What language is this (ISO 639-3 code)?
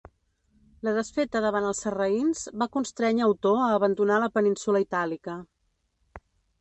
cat